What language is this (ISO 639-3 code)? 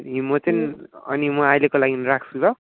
nep